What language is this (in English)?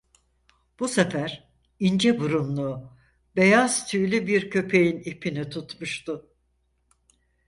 Turkish